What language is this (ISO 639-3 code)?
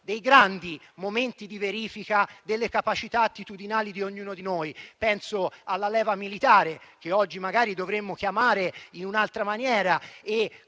ita